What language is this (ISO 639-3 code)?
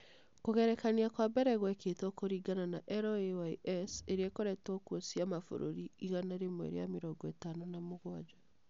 kik